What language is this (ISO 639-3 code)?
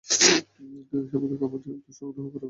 ben